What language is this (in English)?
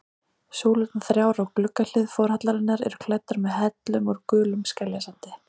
Icelandic